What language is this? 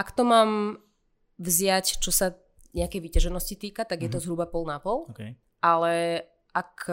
Slovak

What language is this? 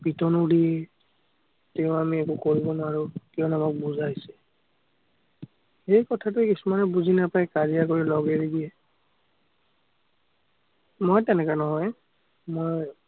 Assamese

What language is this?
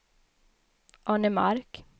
Swedish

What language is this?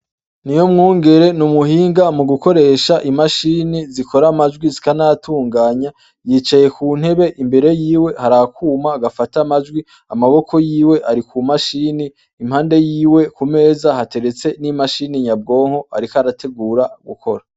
Rundi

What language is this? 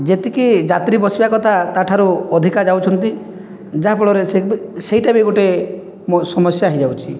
Odia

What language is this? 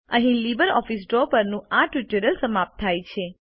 Gujarati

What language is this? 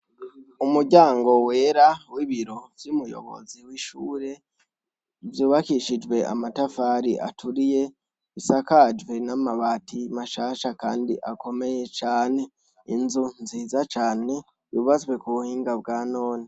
Rundi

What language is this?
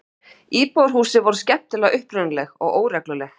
Icelandic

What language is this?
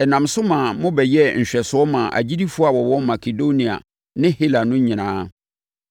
Akan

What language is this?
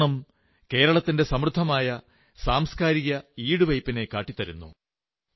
Malayalam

